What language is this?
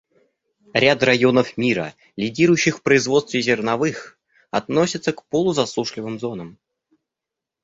Russian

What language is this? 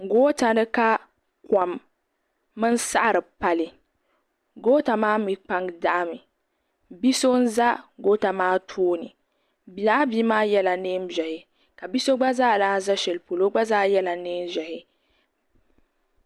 Dagbani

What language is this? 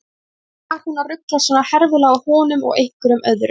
Icelandic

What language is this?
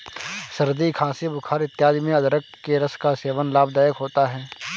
Hindi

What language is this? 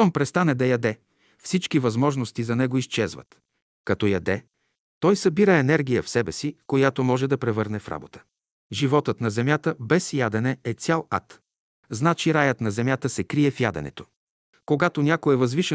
Bulgarian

